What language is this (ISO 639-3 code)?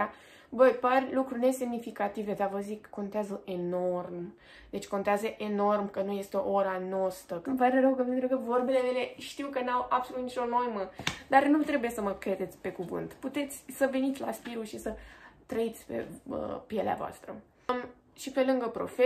ron